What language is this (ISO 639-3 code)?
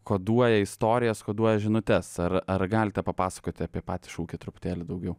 lit